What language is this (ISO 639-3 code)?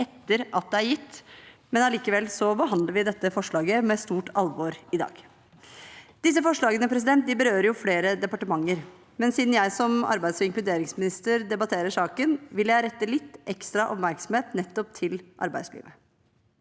nor